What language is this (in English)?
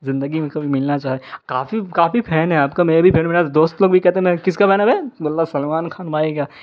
Urdu